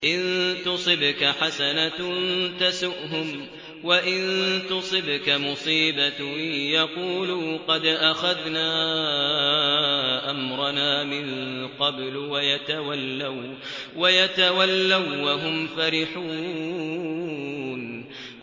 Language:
Arabic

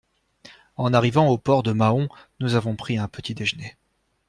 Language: French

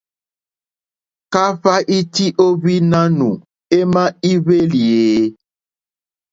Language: Mokpwe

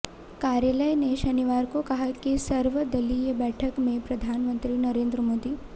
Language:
Hindi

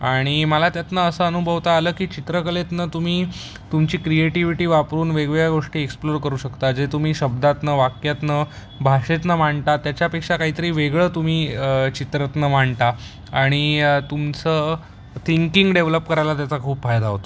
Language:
Marathi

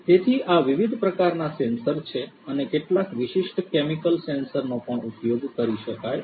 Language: Gujarati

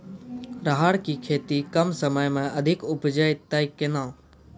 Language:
Maithili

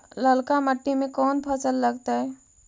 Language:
Magahi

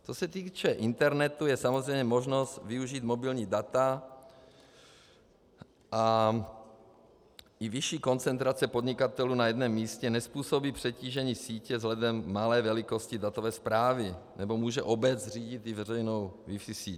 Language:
Czech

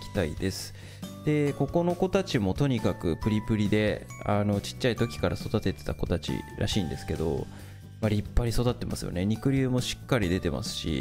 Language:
Japanese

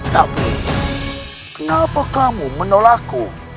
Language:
Indonesian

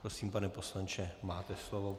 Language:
Czech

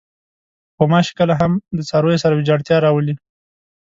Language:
Pashto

